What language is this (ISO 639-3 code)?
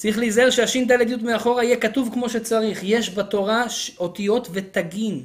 heb